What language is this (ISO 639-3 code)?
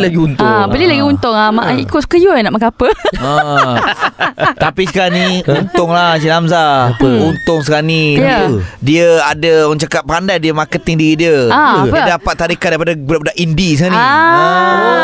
msa